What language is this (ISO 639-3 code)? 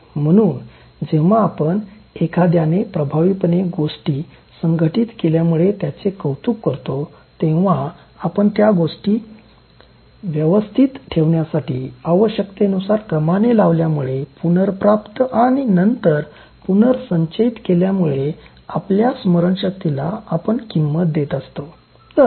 mar